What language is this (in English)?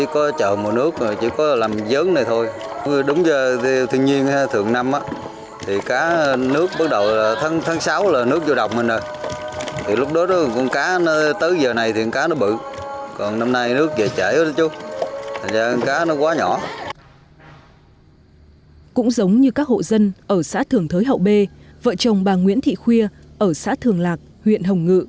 Vietnamese